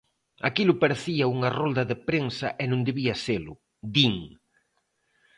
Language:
Galician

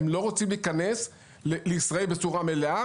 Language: Hebrew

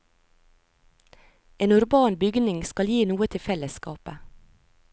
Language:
Norwegian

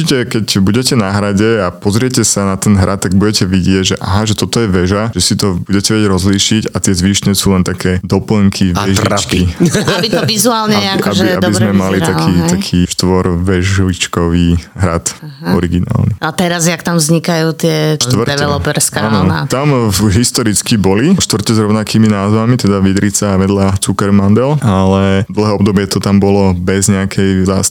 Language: Slovak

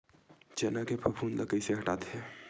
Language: Chhattisgarhi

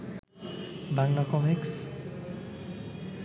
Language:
Bangla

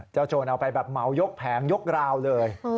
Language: Thai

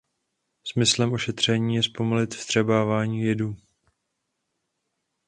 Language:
Czech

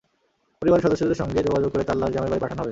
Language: Bangla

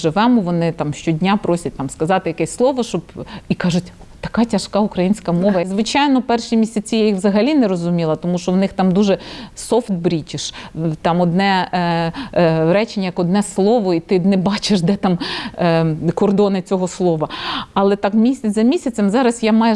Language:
Ukrainian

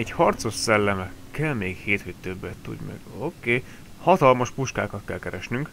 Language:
Hungarian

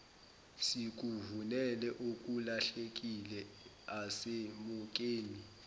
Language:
Zulu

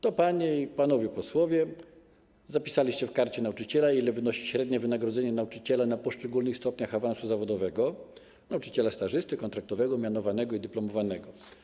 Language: Polish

